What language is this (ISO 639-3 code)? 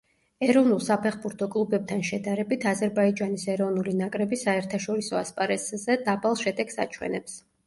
kat